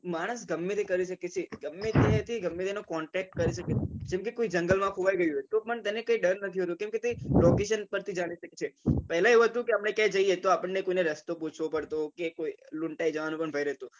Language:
Gujarati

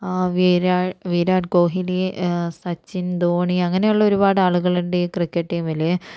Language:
Malayalam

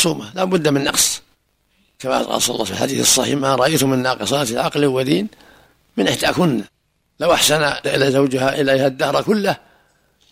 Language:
Arabic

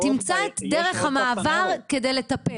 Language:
Hebrew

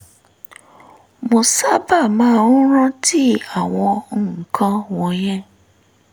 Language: Yoruba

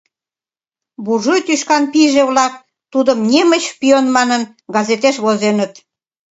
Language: Mari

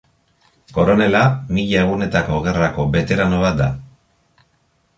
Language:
Basque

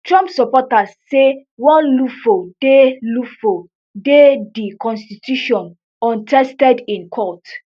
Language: Nigerian Pidgin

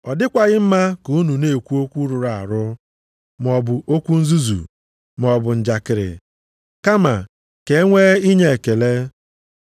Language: Igbo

